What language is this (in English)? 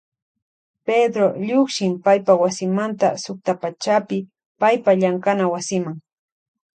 Loja Highland Quichua